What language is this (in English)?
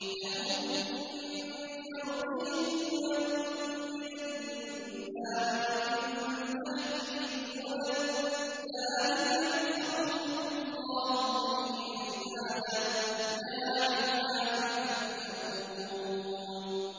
Arabic